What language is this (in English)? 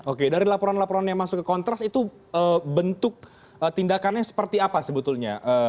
Indonesian